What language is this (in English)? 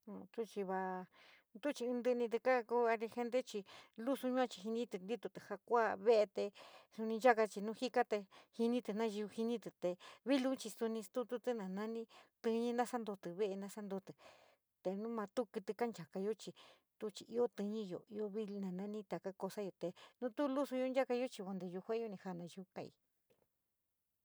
San Miguel El Grande Mixtec